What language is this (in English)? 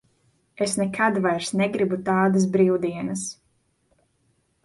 Latvian